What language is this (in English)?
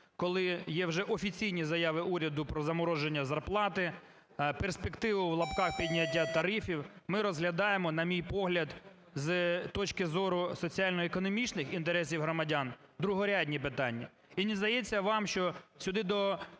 Ukrainian